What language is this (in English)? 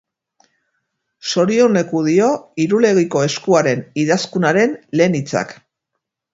Basque